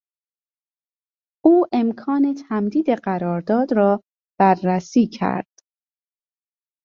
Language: Persian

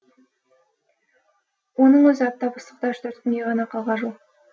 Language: Kazakh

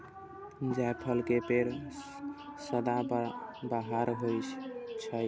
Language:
Maithili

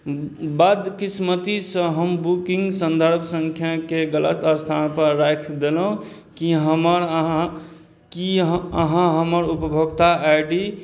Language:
Maithili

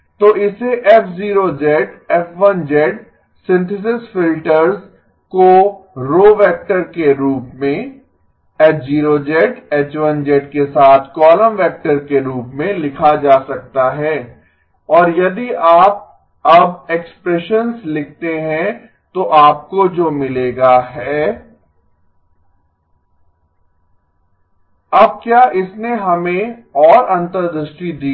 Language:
Hindi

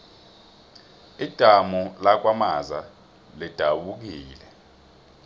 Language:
South Ndebele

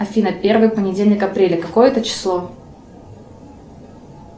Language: Russian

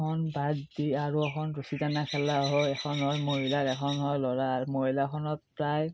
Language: Assamese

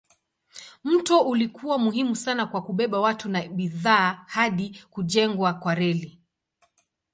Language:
Swahili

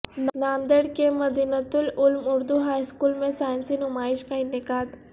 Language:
Urdu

